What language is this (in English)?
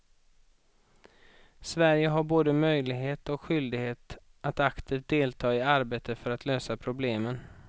Swedish